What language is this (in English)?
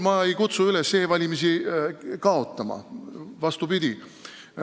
Estonian